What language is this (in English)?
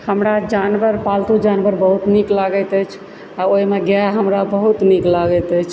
Maithili